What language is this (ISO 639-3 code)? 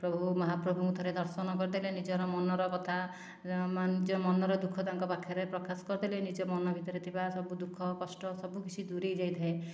ori